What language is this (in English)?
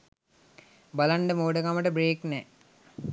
Sinhala